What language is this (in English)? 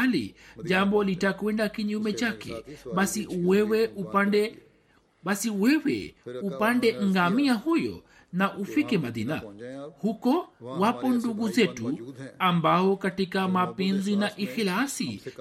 Swahili